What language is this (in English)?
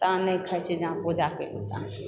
Maithili